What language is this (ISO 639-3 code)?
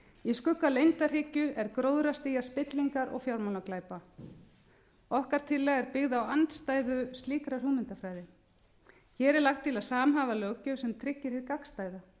isl